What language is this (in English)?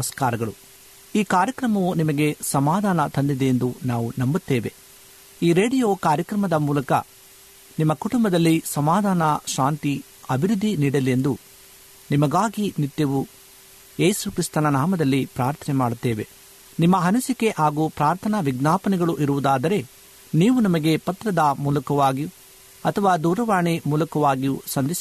Kannada